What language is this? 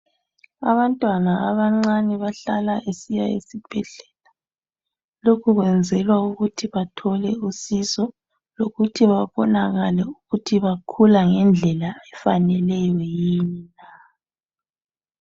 North Ndebele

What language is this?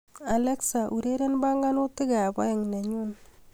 Kalenjin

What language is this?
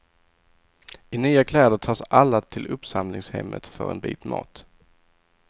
Swedish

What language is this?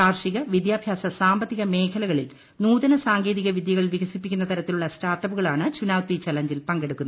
Malayalam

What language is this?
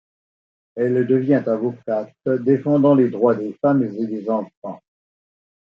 French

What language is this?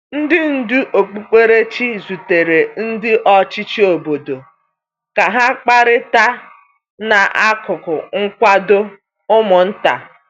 Igbo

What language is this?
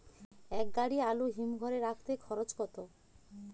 Bangla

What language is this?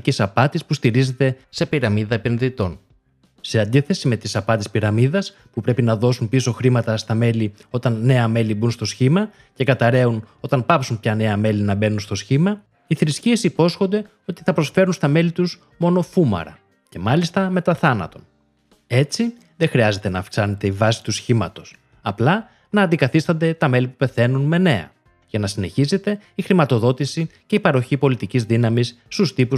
Greek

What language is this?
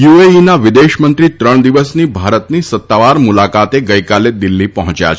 Gujarati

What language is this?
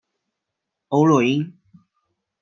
Chinese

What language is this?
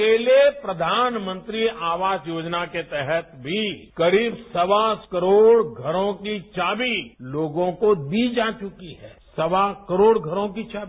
Hindi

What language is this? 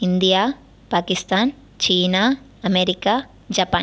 Tamil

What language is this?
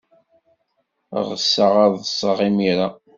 Kabyle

